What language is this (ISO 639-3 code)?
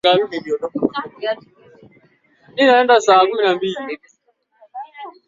swa